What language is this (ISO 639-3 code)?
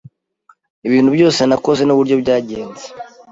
kin